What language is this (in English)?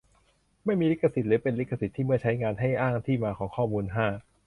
Thai